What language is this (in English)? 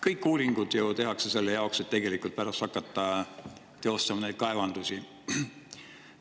Estonian